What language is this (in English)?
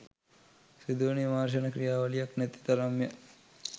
Sinhala